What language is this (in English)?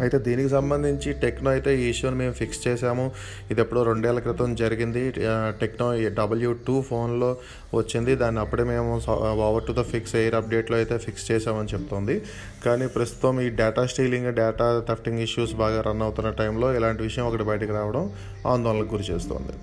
Telugu